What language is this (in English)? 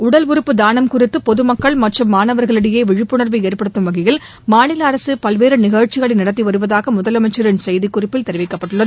Tamil